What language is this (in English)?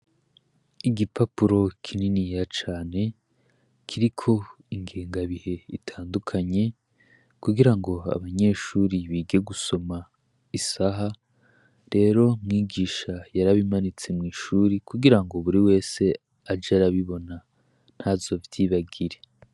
Rundi